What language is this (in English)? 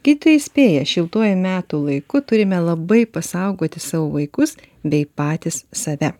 Lithuanian